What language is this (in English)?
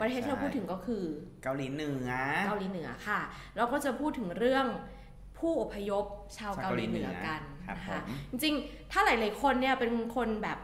Thai